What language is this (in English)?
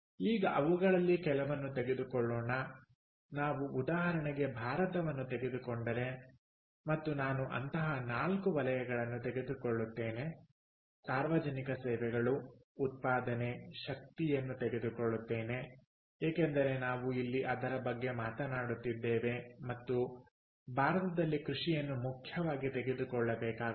Kannada